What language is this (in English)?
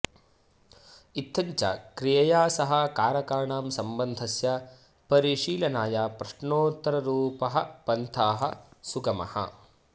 Sanskrit